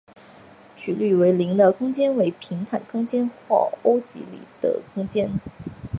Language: Chinese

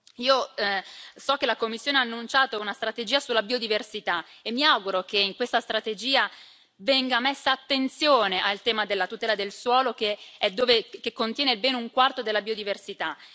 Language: Italian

